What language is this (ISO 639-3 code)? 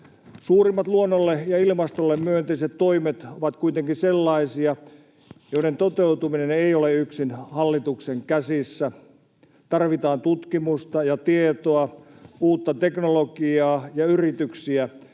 fin